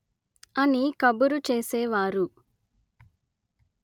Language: Telugu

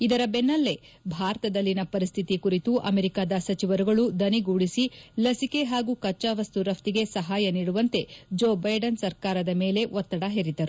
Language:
Kannada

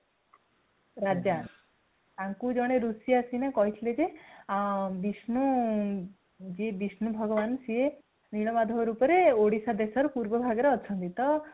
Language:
Odia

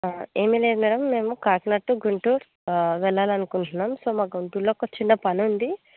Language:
Telugu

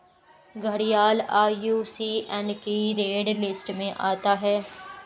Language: Hindi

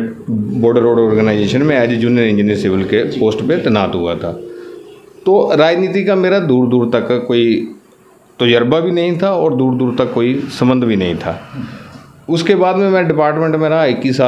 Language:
Hindi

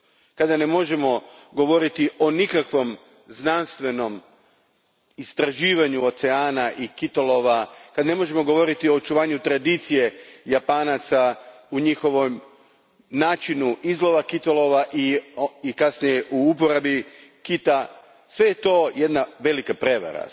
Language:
Croatian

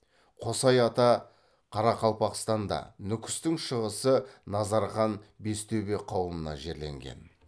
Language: Kazakh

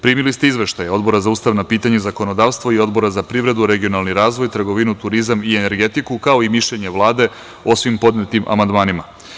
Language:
Serbian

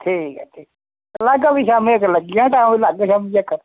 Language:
Dogri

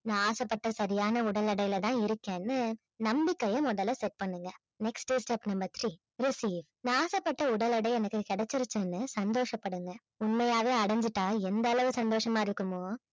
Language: Tamil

